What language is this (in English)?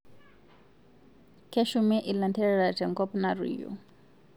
Masai